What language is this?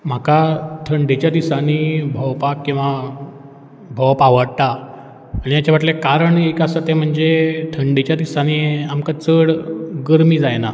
Konkani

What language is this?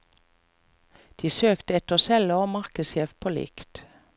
Norwegian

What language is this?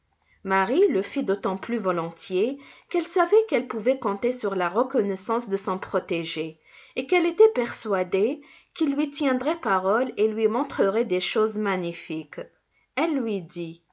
French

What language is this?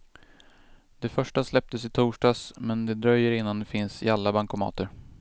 Swedish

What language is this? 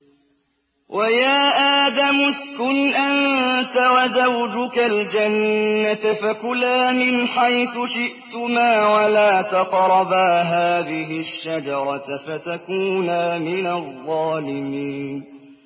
Arabic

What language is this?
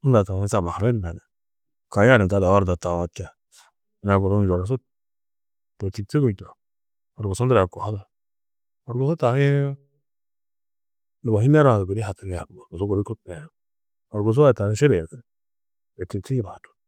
Tedaga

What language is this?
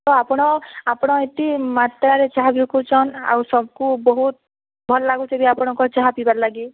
Odia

